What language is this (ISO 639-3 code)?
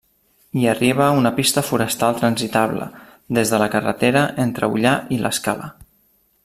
cat